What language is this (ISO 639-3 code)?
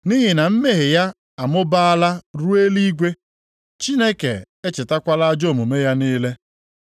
ibo